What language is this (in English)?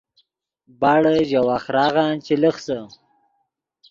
Yidgha